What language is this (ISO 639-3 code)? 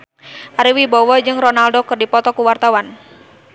sun